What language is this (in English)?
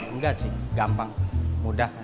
Indonesian